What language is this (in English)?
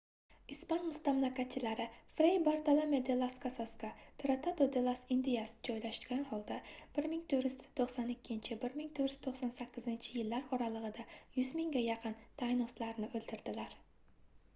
Uzbek